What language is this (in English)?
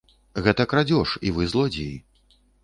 Belarusian